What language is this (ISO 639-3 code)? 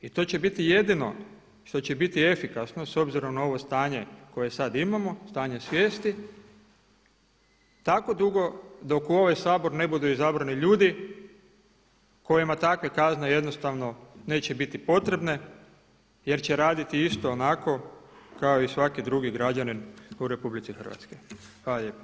hrv